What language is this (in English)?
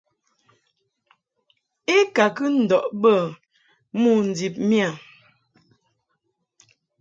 Mungaka